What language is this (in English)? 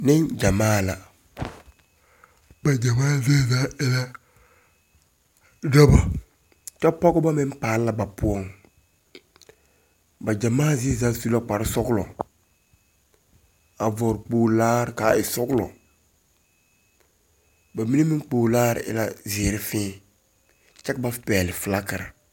Southern Dagaare